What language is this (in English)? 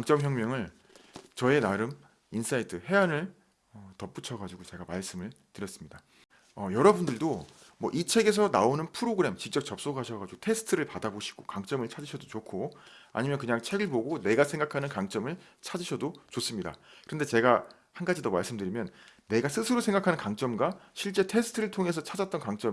Korean